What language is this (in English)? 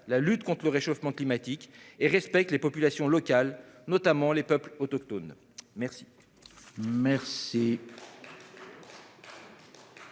French